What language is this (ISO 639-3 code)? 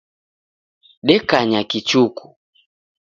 dav